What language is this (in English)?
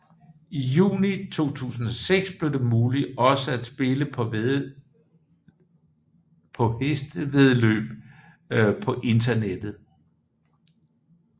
Danish